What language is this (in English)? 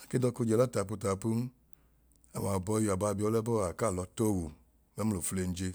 Idoma